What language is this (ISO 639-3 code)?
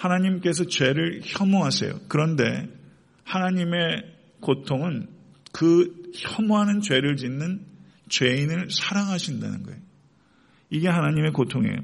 kor